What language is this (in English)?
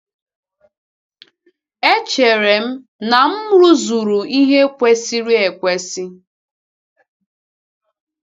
Igbo